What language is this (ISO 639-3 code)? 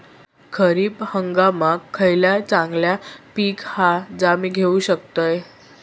mar